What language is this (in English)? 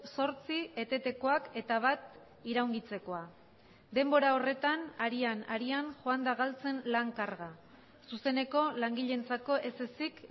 Basque